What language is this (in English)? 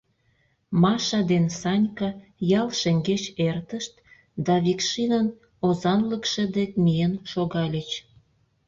Mari